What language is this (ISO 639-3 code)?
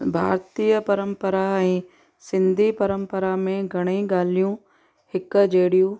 snd